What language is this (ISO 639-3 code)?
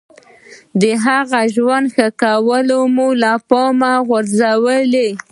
pus